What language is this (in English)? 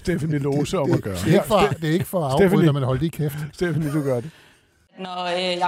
Danish